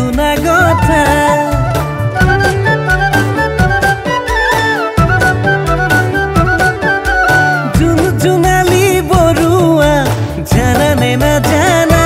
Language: Thai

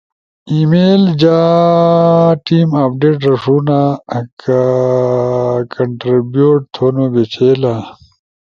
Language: Ushojo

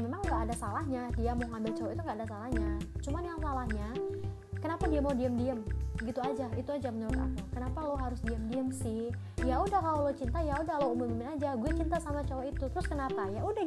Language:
Indonesian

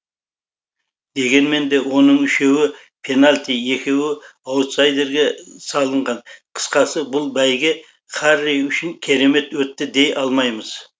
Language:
Kazakh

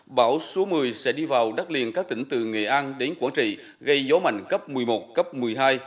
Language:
Vietnamese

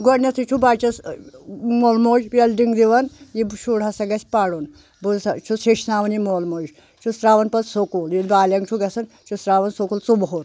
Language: Kashmiri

